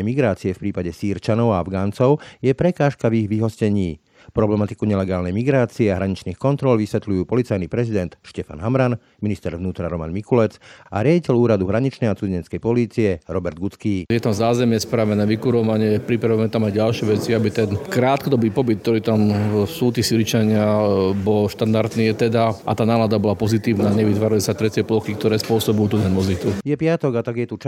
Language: Slovak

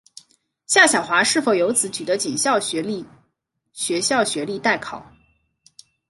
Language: Chinese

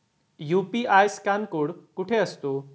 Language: Marathi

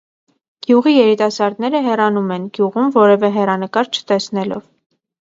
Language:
Armenian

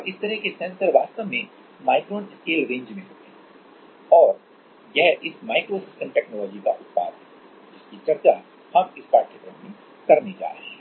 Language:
Hindi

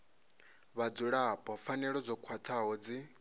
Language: Venda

